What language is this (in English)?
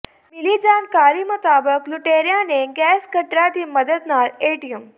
Punjabi